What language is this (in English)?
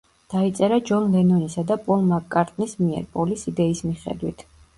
Georgian